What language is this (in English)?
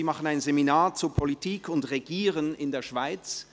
Swiss German